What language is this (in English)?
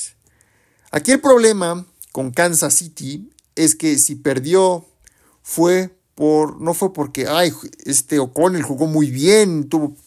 Spanish